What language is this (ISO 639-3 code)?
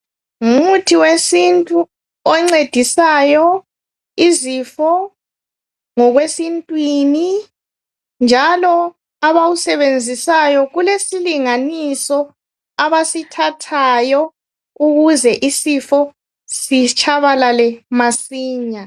nde